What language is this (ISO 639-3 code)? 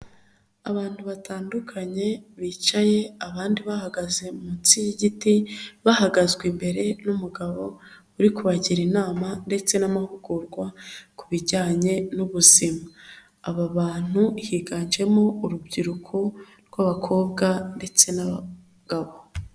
kin